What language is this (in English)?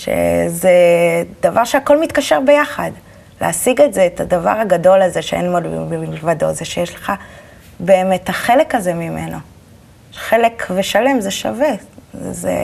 Hebrew